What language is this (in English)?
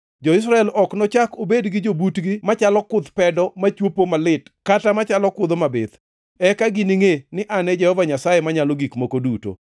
Luo (Kenya and Tanzania)